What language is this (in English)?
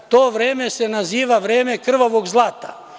Serbian